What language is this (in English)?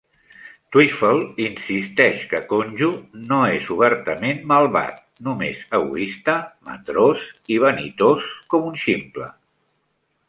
Catalan